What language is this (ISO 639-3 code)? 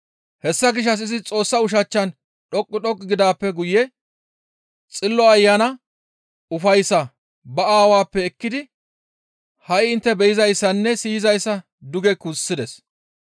gmv